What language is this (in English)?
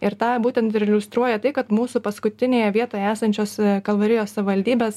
Lithuanian